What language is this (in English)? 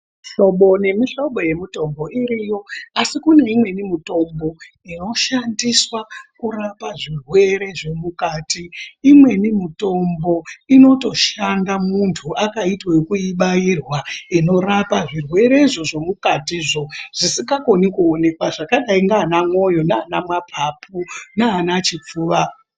Ndau